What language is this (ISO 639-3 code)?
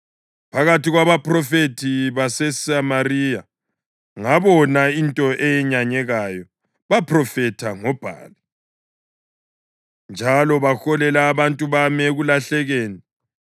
nde